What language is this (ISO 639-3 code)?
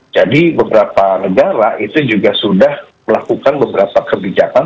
ind